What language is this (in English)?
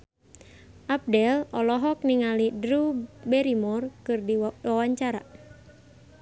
Sundanese